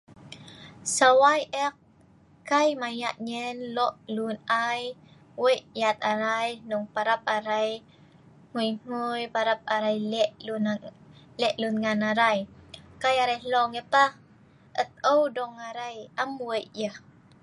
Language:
Sa'ban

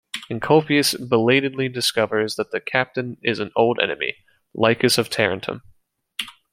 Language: English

